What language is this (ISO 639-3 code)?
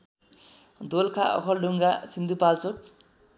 nep